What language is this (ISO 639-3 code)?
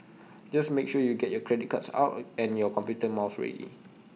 eng